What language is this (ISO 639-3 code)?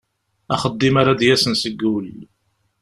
kab